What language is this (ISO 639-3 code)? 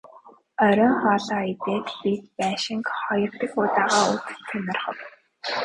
mon